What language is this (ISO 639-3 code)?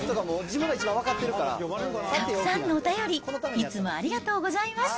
jpn